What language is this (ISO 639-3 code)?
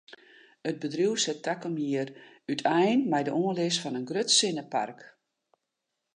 fry